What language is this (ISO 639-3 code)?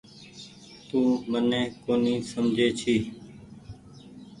gig